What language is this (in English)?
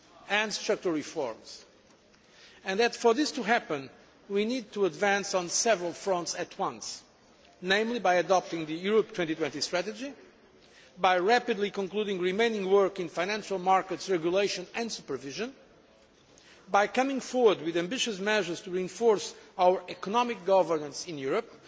English